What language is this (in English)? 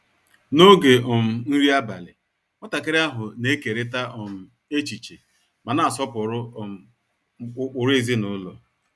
Igbo